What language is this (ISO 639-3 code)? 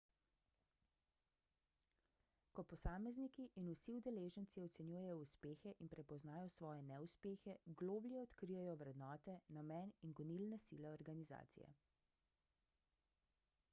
slv